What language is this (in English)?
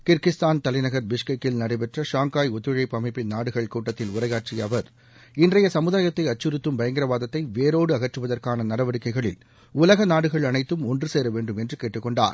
Tamil